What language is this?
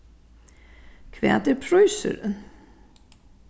Faroese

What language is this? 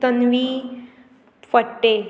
Konkani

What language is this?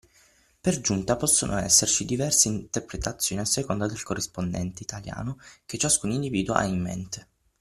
Italian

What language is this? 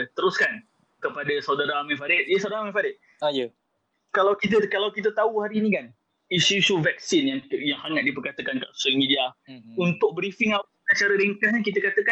Malay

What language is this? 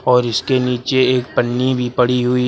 Hindi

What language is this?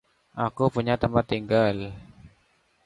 Indonesian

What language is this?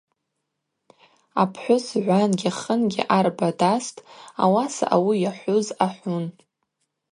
Abaza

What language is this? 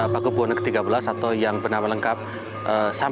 Indonesian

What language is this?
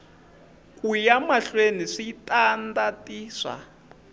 Tsonga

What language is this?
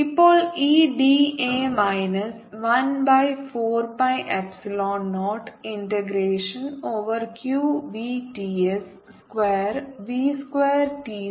Malayalam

